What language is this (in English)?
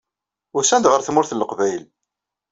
Kabyle